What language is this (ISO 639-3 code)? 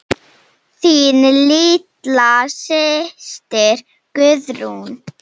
isl